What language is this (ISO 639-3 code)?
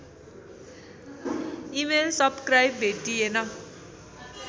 nep